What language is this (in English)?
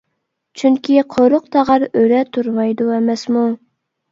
Uyghur